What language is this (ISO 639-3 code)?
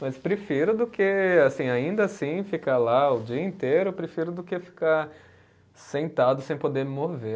por